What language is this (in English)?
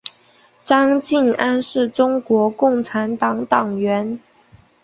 Chinese